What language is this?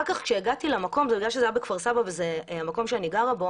Hebrew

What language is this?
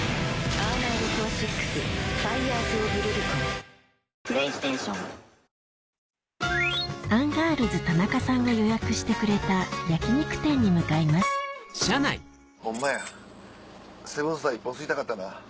Japanese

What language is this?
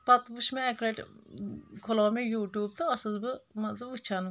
Kashmiri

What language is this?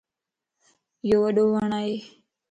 Lasi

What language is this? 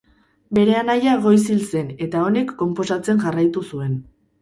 Basque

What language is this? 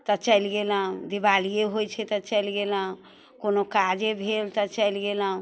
Maithili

